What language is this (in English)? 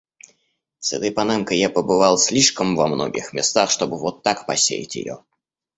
Russian